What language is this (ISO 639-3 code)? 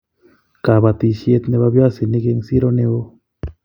kln